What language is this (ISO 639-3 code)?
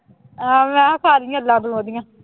pan